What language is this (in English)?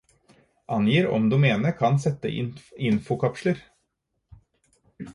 Norwegian Bokmål